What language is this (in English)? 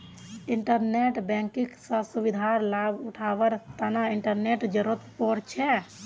Magahi